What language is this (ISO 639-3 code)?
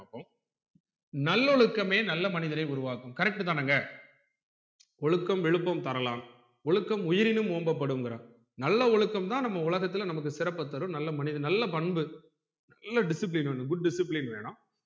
tam